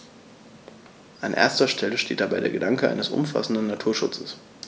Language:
German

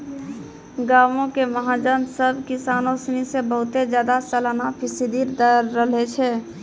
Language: Maithili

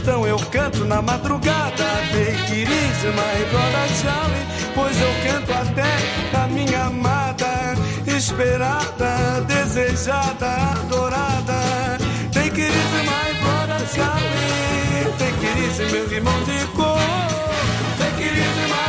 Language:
Hungarian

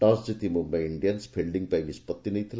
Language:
Odia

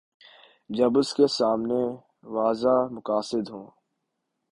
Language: Urdu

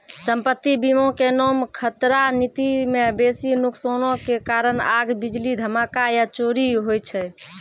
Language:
Maithili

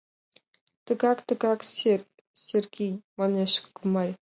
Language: Mari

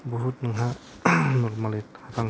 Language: Bodo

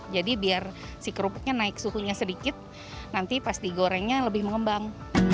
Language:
Indonesian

